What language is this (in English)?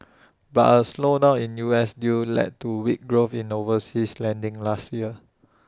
English